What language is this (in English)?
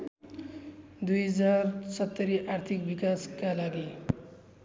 Nepali